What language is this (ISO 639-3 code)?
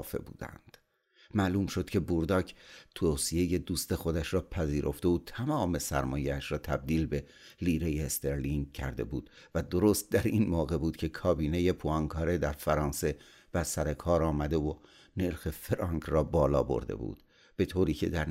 fas